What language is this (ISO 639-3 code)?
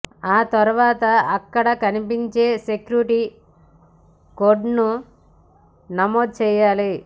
tel